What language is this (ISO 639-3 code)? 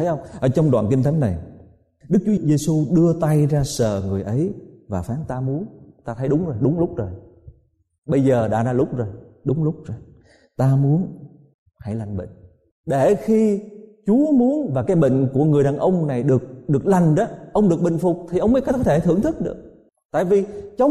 vie